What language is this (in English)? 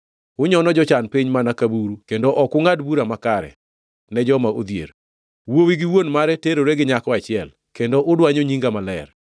Luo (Kenya and Tanzania)